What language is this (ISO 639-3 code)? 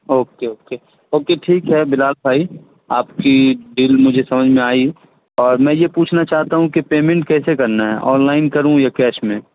urd